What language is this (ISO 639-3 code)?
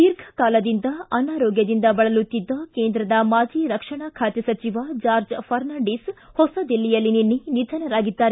kan